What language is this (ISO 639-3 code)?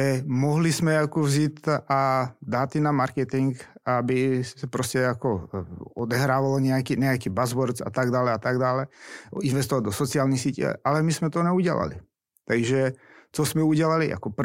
ces